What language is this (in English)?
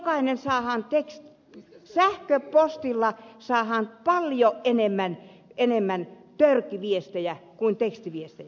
Finnish